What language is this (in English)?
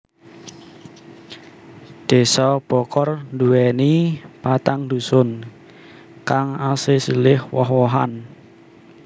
Javanese